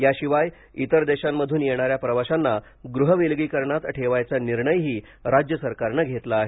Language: Marathi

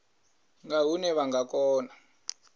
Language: Venda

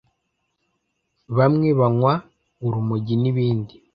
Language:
Kinyarwanda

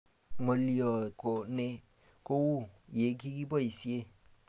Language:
Kalenjin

